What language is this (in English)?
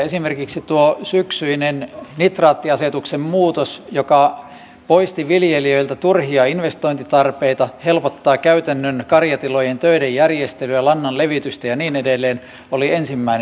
Finnish